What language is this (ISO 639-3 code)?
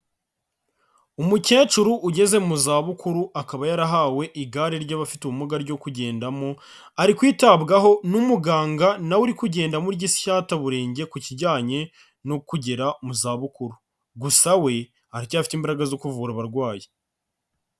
kin